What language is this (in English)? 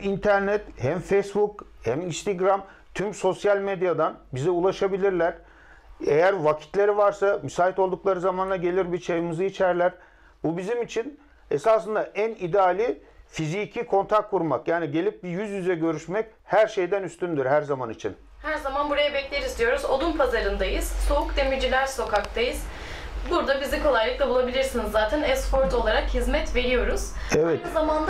Turkish